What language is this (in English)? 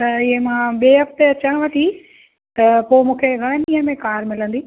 Sindhi